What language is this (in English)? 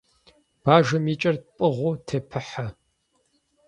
Kabardian